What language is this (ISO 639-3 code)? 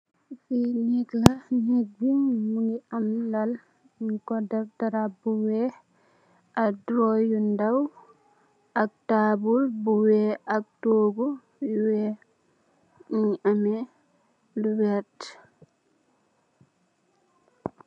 wol